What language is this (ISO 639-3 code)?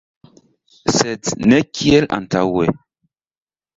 epo